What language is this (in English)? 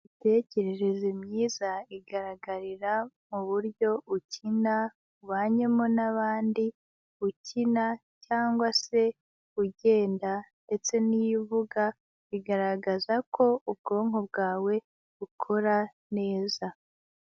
Kinyarwanda